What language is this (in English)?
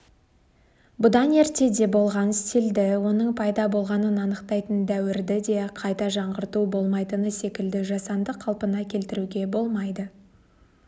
Kazakh